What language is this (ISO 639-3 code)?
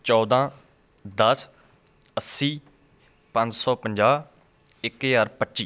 pan